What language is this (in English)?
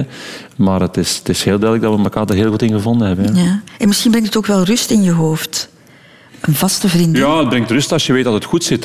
Dutch